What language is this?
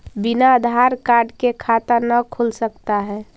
Magahi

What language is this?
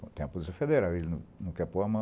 Portuguese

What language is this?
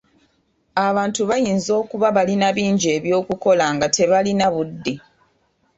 Ganda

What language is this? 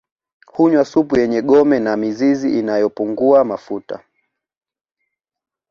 Swahili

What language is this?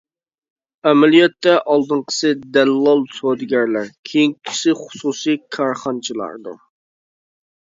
Uyghur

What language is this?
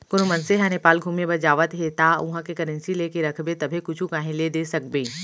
Chhattisgarhi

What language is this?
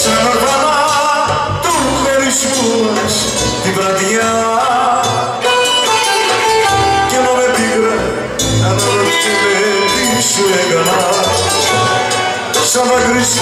Greek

